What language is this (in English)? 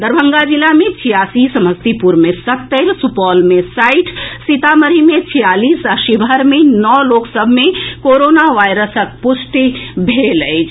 Maithili